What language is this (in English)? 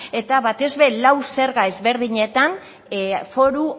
Basque